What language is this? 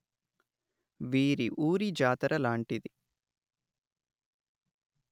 Telugu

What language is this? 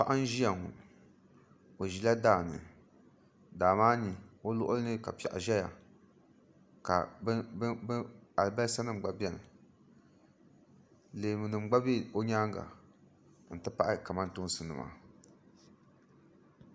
Dagbani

